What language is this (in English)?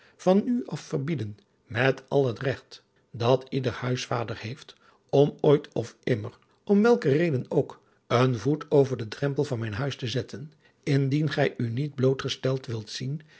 Dutch